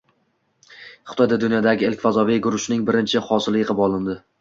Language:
Uzbek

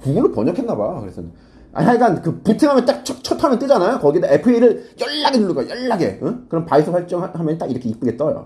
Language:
Korean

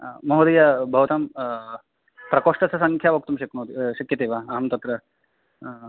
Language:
Sanskrit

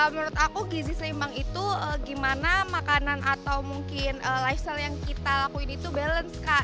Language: Indonesian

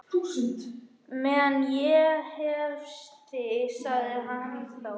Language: Icelandic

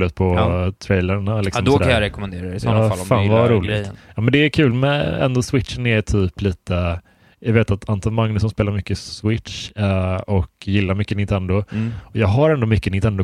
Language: Swedish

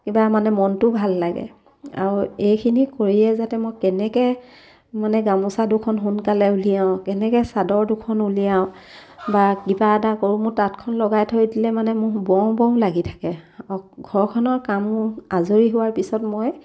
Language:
Assamese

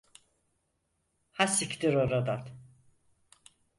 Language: Turkish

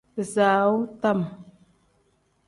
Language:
Tem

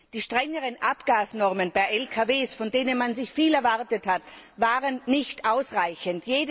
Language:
German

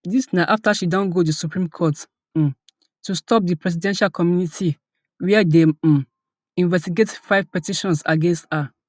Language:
Nigerian Pidgin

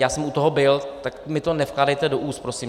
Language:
Czech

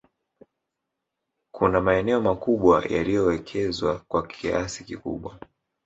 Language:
Swahili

